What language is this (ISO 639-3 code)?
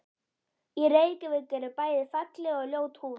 isl